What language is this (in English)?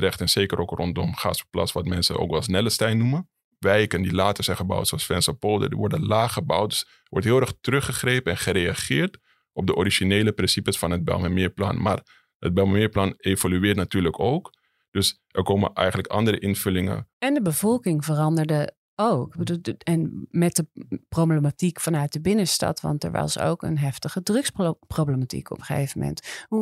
Dutch